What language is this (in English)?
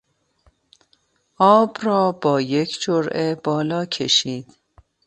Persian